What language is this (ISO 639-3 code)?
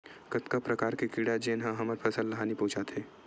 hne